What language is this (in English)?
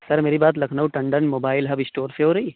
Urdu